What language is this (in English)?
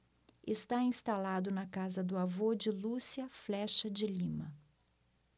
Portuguese